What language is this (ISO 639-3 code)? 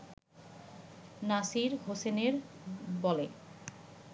ben